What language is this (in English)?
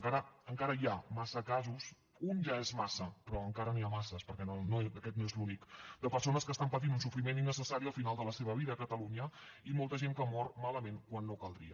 Catalan